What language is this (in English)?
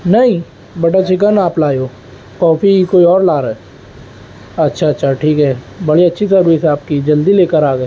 Urdu